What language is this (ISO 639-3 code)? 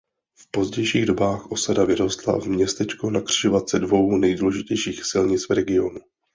ces